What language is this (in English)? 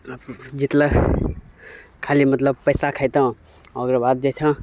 Maithili